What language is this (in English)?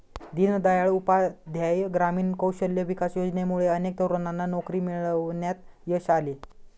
Marathi